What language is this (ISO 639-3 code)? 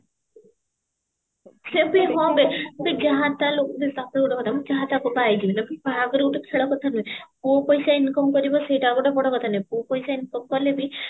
ori